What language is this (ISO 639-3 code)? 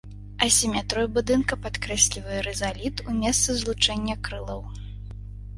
bel